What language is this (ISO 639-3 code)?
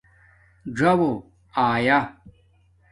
dmk